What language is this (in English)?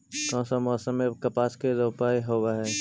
Magahi